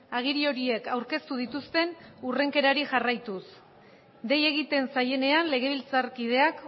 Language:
Basque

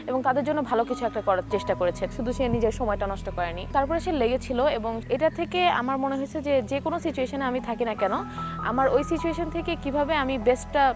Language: Bangla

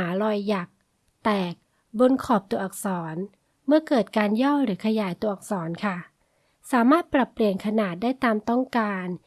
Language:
Thai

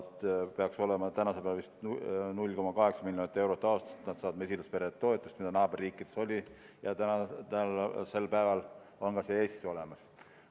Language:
Estonian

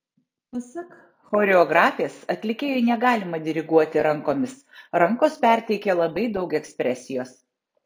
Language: Lithuanian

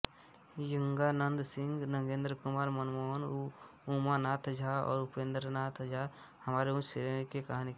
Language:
Hindi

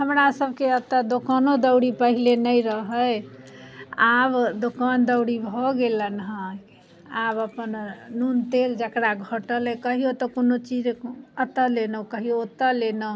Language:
Maithili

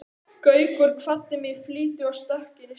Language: Icelandic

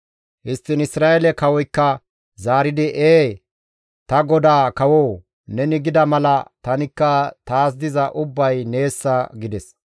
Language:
Gamo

